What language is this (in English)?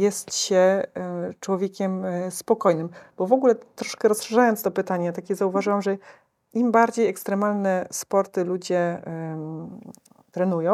Polish